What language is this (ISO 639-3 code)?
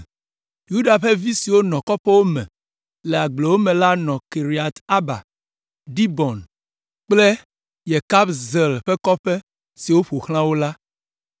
ewe